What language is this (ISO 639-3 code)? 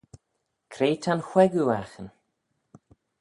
glv